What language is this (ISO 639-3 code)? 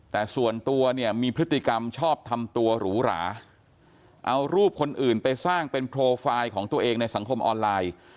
tha